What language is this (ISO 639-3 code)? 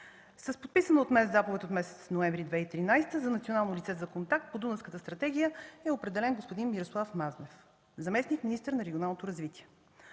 bul